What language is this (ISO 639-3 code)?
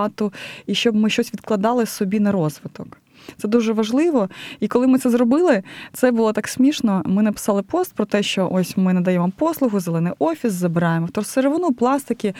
ukr